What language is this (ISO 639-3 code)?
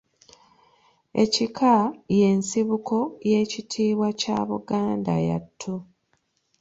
lug